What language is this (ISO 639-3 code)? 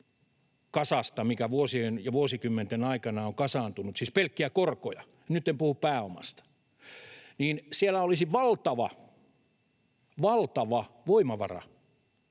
fin